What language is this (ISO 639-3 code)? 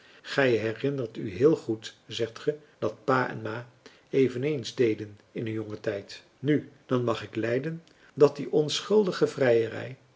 nld